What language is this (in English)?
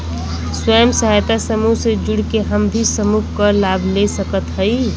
Bhojpuri